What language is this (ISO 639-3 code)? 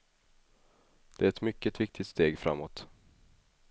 swe